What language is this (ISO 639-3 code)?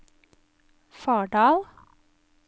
nor